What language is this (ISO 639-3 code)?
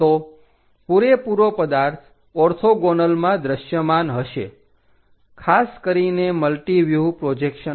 guj